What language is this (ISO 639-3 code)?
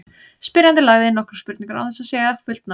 isl